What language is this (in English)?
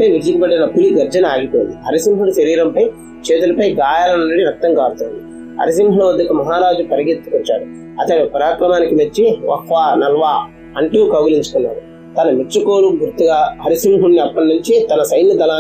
Telugu